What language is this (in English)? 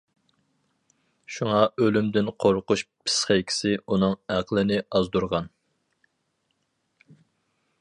Uyghur